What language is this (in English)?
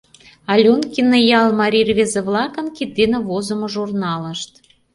Mari